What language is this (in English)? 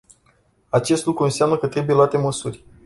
Romanian